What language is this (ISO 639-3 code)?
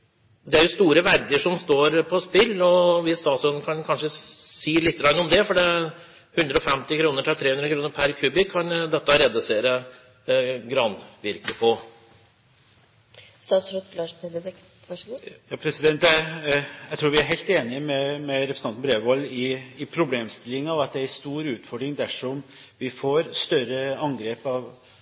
nor